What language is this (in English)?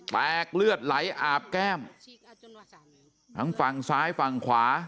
Thai